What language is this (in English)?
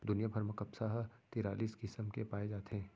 Chhattisgarhi